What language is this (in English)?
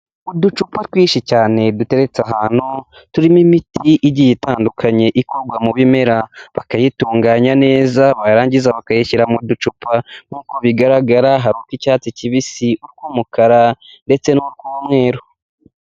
Kinyarwanda